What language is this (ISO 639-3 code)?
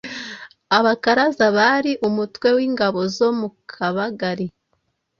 kin